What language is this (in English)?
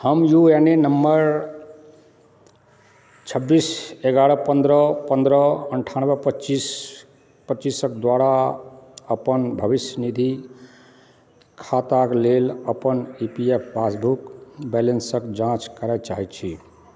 Maithili